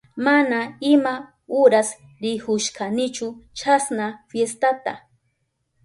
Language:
Southern Pastaza Quechua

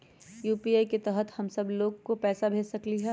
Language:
Magahi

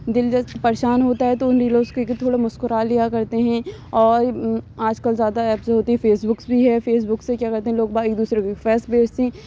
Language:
Urdu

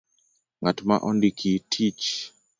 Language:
Luo (Kenya and Tanzania)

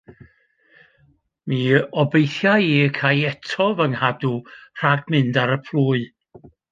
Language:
Welsh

